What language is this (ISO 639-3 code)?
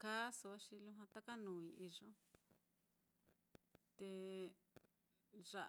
vmm